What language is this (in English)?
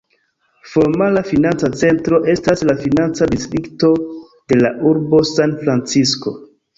Esperanto